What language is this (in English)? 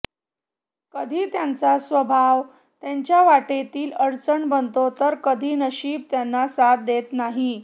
Marathi